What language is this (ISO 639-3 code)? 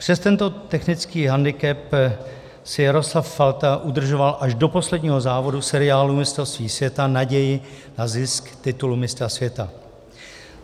ces